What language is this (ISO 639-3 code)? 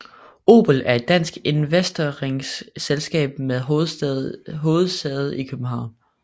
dan